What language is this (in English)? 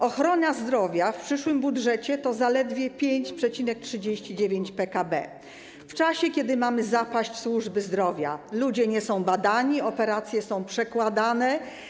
Polish